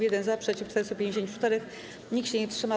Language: Polish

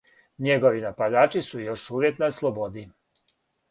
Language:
Serbian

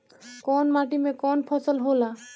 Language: Bhojpuri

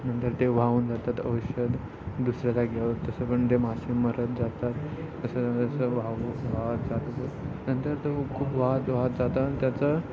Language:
Marathi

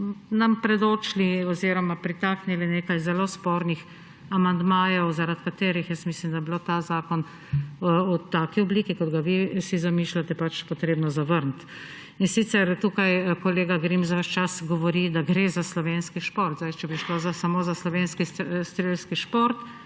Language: Slovenian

